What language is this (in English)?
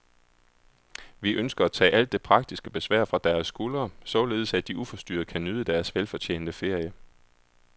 Danish